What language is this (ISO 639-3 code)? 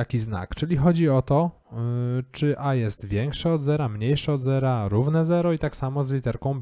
pol